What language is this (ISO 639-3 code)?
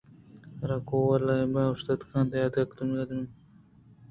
bgp